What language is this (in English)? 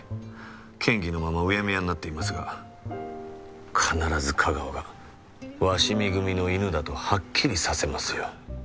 Japanese